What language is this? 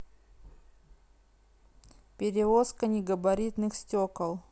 Russian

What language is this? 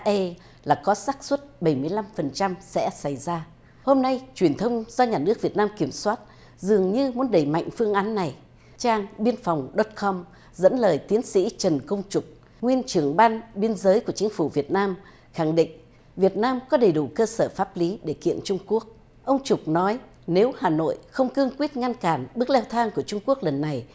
Vietnamese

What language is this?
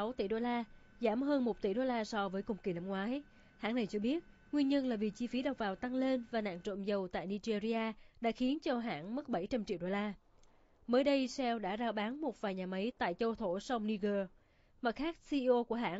Vietnamese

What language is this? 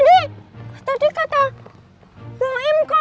Indonesian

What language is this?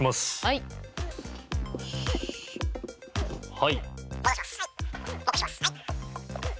Japanese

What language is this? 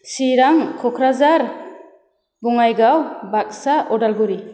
Bodo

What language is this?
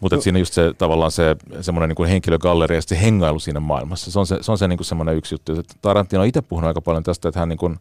Finnish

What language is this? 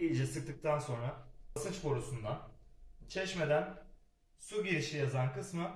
Turkish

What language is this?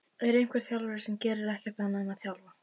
Icelandic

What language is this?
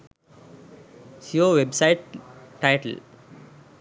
Sinhala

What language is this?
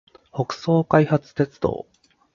Japanese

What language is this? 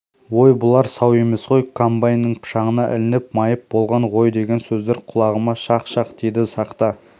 Kazakh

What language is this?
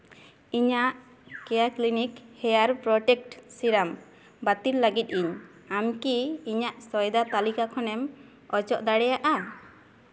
Santali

